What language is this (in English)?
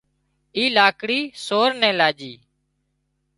Wadiyara Koli